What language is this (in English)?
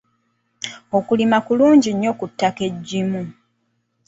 Ganda